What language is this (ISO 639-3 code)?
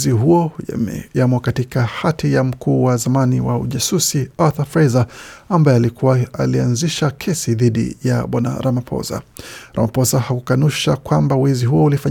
swa